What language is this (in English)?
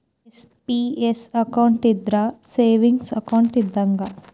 Kannada